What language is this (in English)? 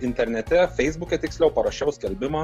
Lithuanian